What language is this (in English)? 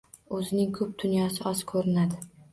Uzbek